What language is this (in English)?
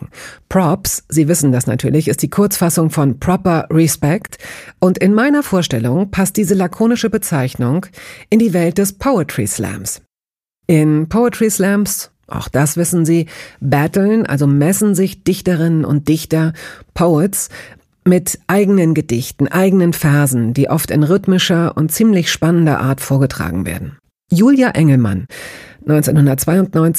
German